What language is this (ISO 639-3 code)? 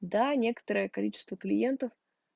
rus